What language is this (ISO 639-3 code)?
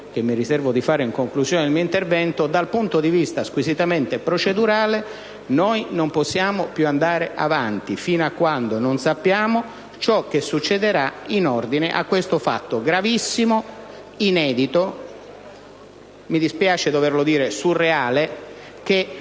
ita